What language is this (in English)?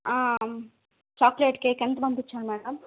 Telugu